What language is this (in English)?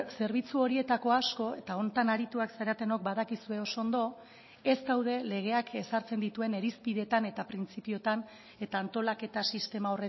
Basque